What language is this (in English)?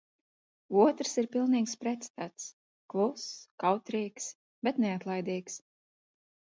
Latvian